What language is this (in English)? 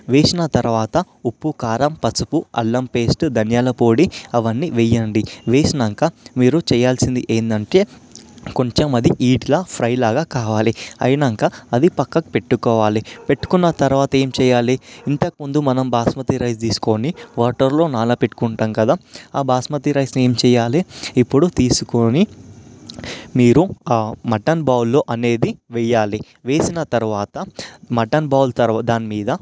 Telugu